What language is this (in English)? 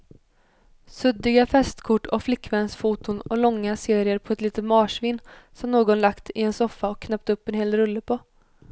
Swedish